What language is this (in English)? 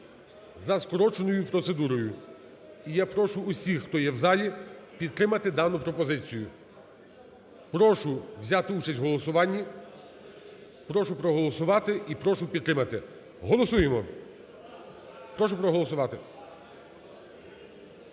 Ukrainian